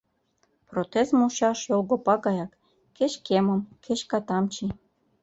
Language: Mari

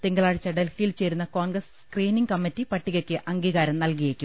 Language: Malayalam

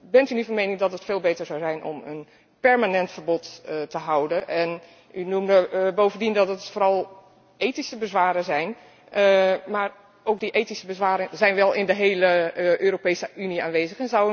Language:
Dutch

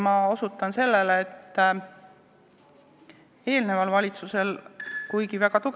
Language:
Estonian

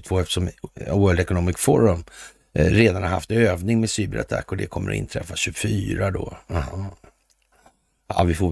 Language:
Swedish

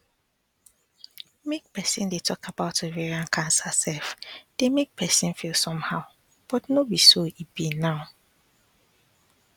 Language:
Nigerian Pidgin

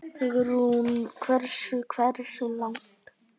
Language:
Icelandic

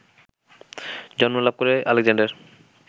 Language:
Bangla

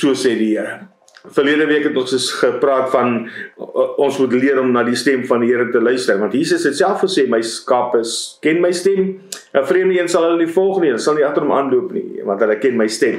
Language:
Dutch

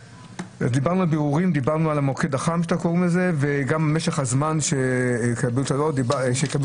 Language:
Hebrew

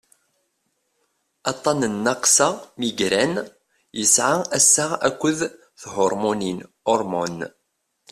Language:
Kabyle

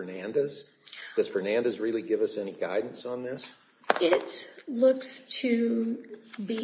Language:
English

